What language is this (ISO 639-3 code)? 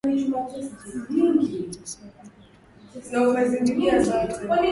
swa